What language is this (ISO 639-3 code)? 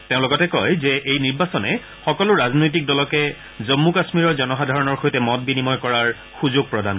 asm